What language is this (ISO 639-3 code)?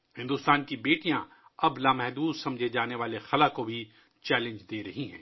urd